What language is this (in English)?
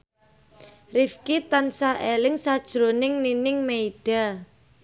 Javanese